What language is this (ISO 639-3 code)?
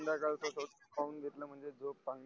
mar